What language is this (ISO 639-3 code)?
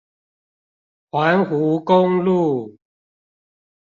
zho